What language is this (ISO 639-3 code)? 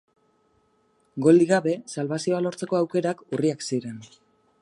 eus